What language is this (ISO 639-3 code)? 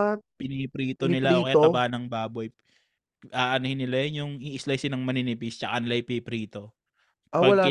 fil